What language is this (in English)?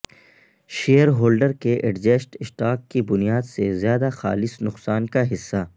Urdu